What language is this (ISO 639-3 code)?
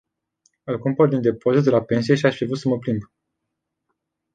ron